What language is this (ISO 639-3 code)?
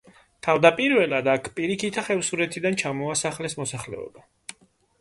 kat